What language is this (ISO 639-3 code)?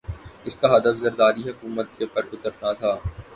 urd